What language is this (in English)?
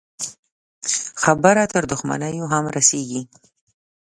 Pashto